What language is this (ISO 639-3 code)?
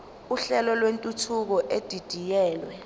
zul